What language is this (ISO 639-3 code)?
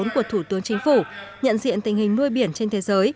vie